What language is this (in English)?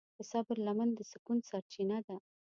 Pashto